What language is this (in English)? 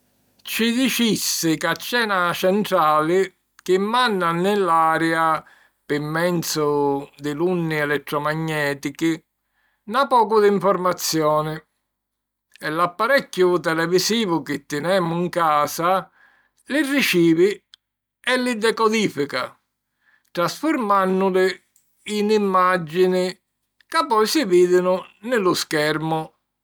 Sicilian